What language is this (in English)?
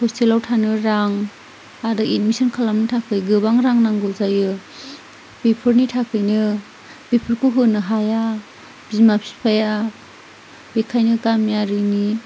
Bodo